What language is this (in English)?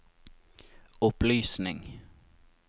Norwegian